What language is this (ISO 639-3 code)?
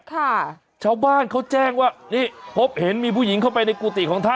tha